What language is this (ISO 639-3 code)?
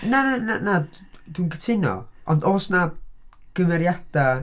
cym